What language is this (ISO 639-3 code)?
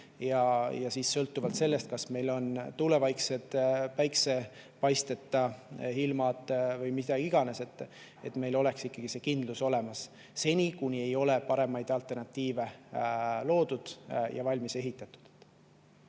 est